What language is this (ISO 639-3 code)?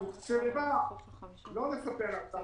heb